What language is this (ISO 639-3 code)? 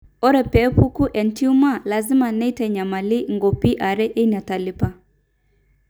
mas